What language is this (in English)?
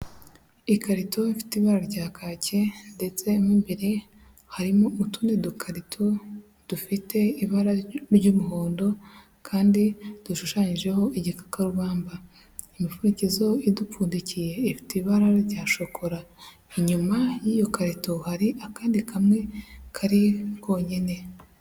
Kinyarwanda